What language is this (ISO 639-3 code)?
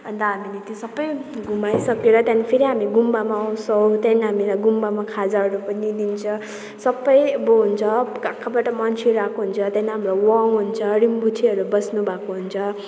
nep